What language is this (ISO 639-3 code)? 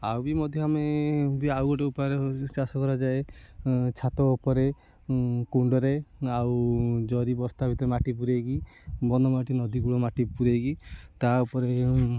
ori